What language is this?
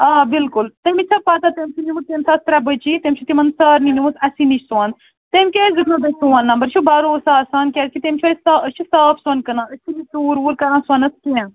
Kashmiri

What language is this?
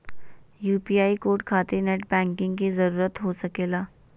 Magahi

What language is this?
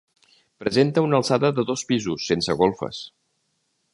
Catalan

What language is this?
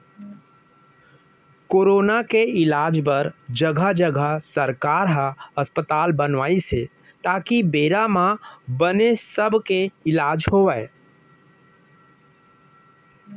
Chhattisgarhi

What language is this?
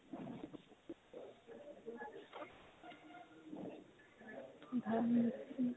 Assamese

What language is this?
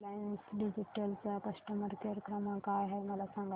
Marathi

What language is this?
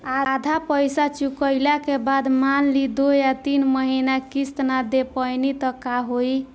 Bhojpuri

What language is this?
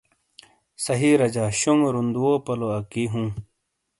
Shina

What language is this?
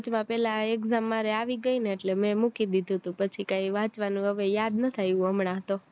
Gujarati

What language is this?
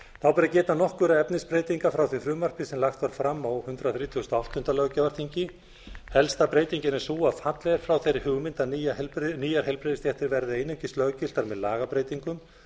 Icelandic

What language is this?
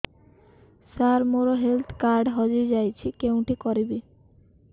Odia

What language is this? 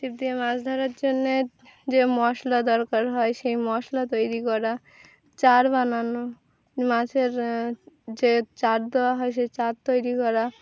Bangla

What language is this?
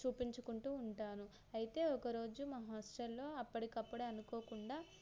Telugu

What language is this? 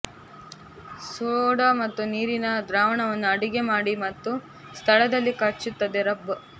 Kannada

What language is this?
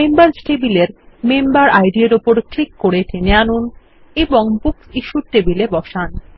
Bangla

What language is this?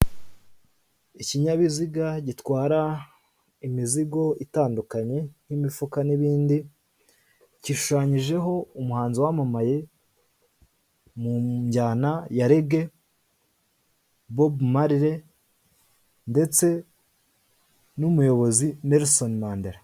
Kinyarwanda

